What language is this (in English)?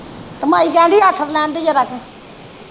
Punjabi